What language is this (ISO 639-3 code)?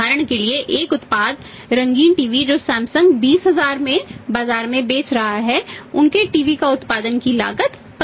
hin